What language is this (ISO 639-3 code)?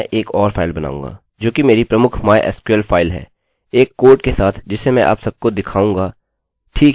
hin